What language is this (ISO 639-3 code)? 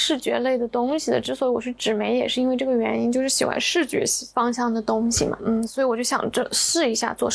zho